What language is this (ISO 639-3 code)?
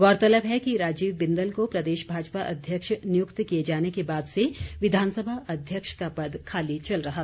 hin